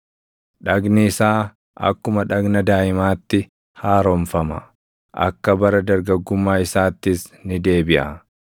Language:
Oromo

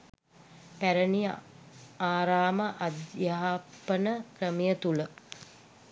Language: Sinhala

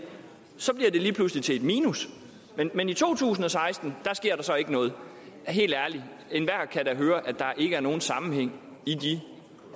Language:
Danish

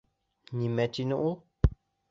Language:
Bashkir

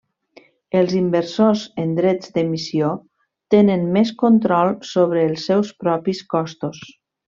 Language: Catalan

